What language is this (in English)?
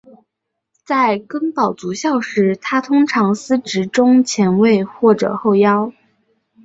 Chinese